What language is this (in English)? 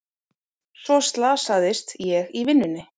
Icelandic